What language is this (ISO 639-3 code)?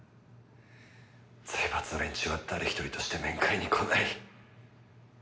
jpn